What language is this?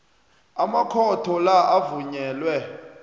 South Ndebele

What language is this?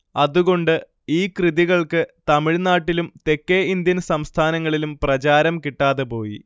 Malayalam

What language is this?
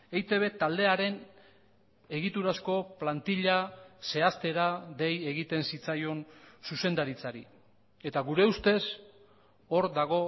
Basque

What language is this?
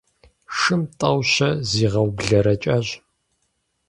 Kabardian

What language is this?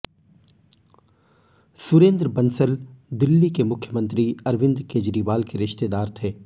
Hindi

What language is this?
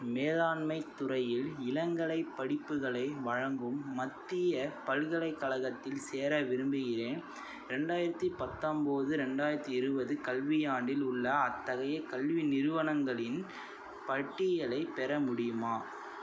Tamil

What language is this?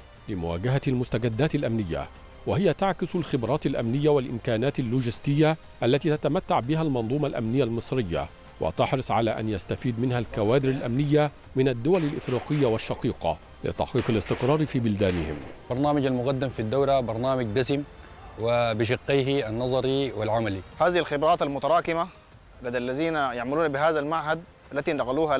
Arabic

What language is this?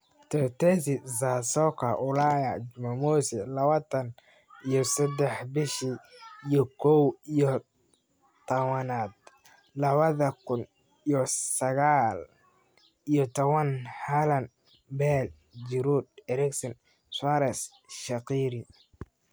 Somali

